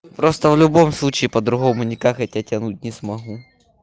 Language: Russian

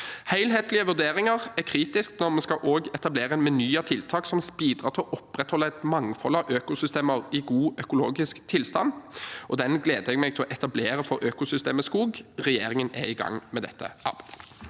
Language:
Norwegian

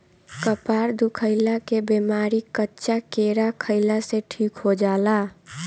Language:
Bhojpuri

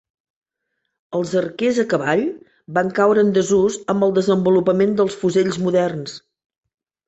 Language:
Catalan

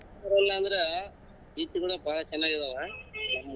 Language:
Kannada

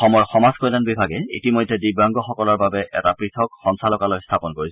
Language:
Assamese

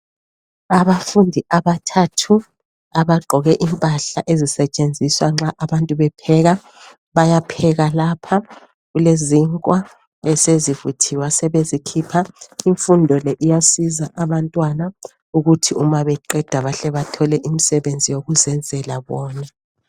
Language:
North Ndebele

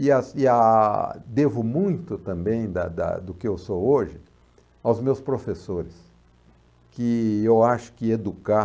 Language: Portuguese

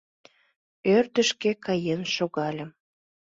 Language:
Mari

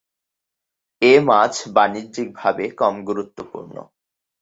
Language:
Bangla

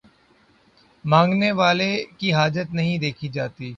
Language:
Urdu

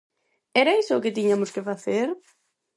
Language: Galician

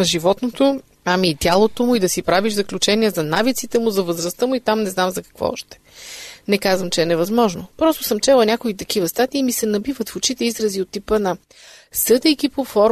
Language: Bulgarian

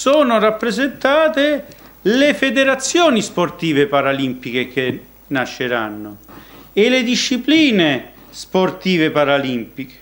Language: Italian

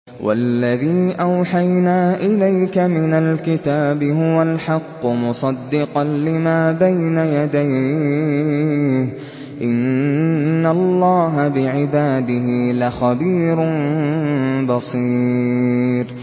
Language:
Arabic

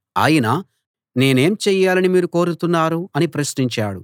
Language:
Telugu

